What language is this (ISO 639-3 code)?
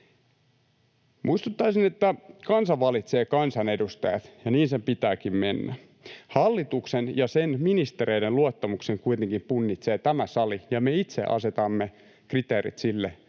fin